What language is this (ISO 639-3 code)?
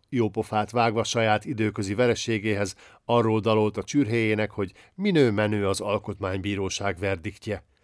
hun